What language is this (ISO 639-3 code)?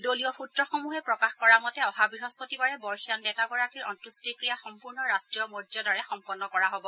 asm